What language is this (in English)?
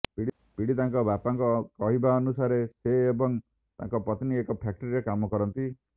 Odia